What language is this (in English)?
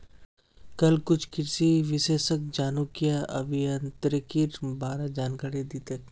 Magahi